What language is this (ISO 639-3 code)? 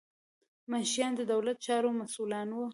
pus